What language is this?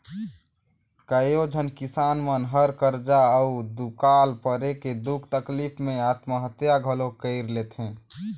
Chhattisgarhi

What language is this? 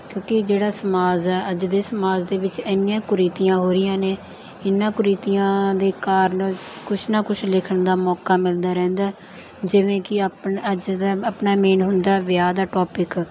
Punjabi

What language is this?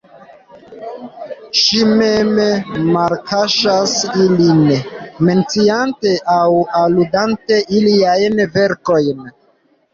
Esperanto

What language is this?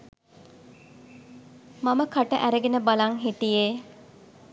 Sinhala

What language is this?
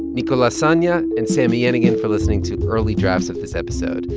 English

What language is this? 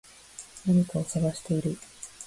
Japanese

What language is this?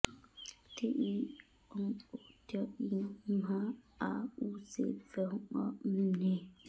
Sanskrit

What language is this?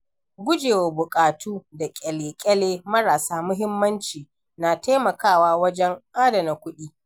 Hausa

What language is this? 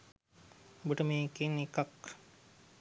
Sinhala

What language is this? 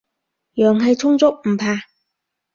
Cantonese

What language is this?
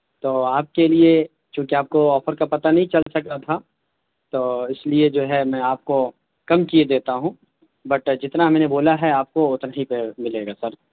Urdu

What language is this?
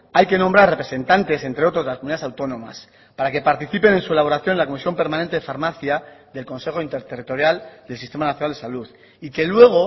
Spanish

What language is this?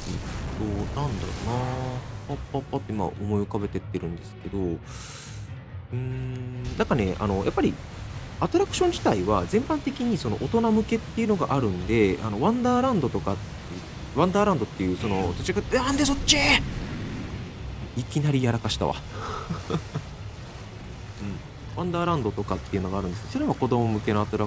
Japanese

